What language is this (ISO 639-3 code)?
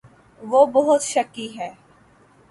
urd